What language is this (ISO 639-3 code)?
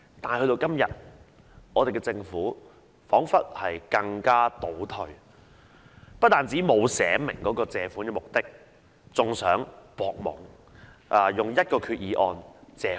yue